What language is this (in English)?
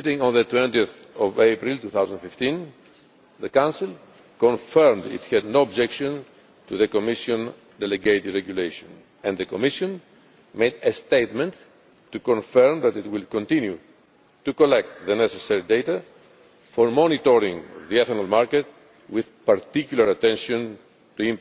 English